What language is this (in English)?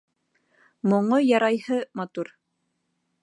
Bashkir